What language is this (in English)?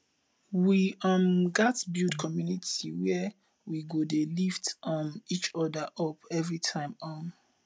Nigerian Pidgin